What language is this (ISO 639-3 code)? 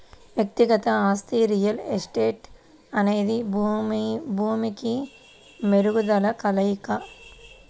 tel